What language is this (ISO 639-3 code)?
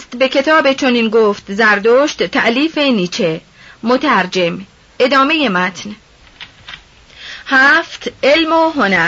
fas